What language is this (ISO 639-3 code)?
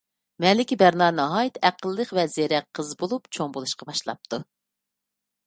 uig